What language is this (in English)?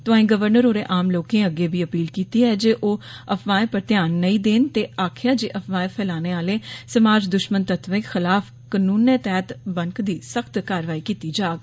Dogri